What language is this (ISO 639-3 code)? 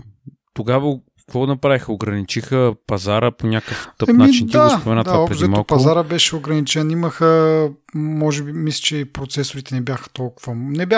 bul